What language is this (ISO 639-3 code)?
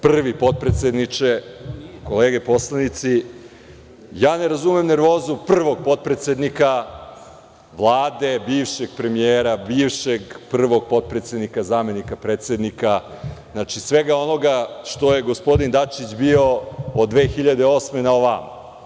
srp